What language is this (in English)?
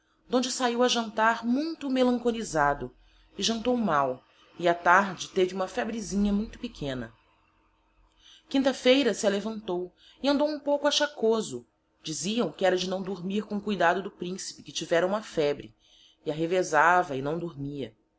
Portuguese